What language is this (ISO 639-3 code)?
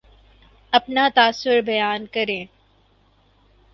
urd